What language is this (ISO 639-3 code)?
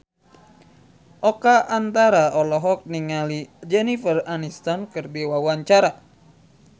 sun